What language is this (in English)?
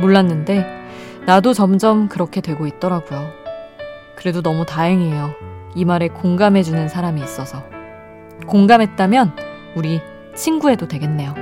Korean